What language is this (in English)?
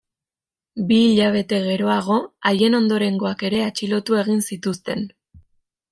Basque